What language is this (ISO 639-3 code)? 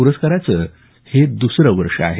mar